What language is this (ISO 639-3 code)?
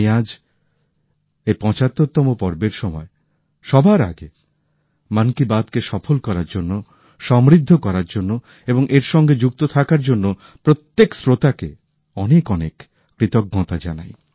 ben